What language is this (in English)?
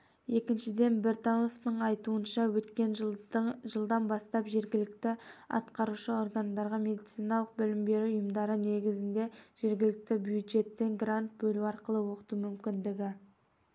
Kazakh